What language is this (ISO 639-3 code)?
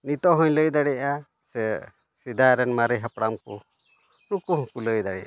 sat